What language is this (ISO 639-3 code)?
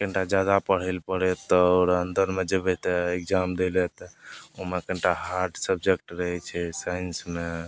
mai